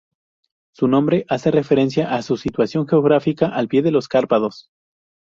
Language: Spanish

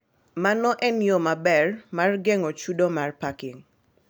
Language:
Luo (Kenya and Tanzania)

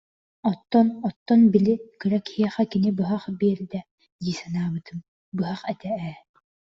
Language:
Yakut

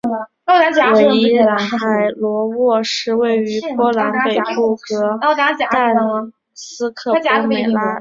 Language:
Chinese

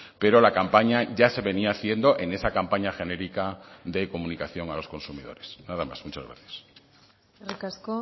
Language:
Spanish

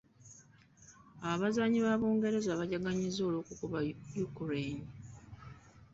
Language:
Ganda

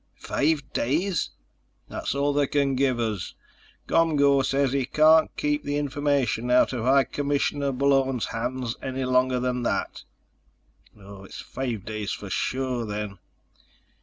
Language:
English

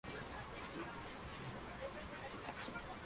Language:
Spanish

